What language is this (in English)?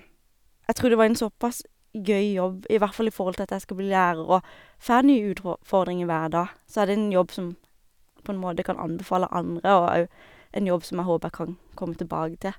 Norwegian